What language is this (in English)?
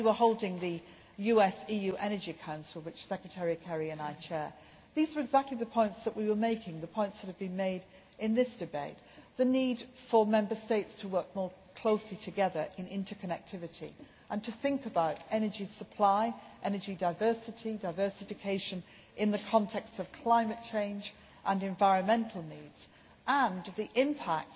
English